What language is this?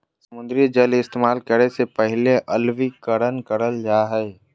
Magahi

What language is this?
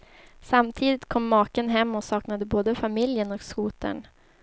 Swedish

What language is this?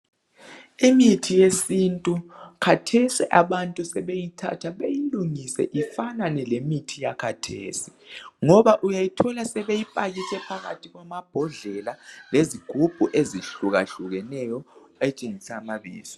North Ndebele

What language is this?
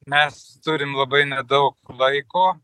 Lithuanian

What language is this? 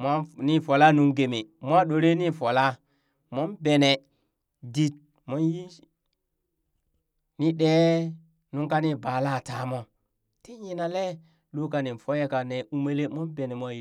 Burak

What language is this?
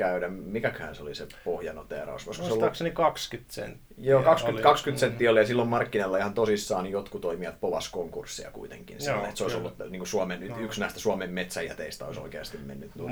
Finnish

